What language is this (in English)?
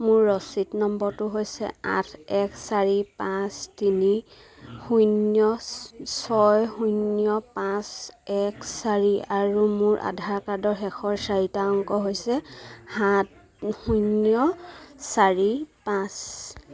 Assamese